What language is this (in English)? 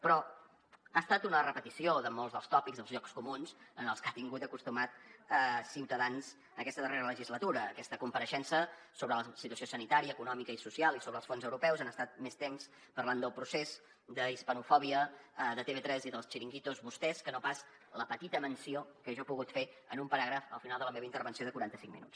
Catalan